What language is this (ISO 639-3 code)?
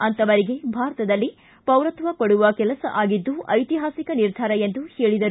kan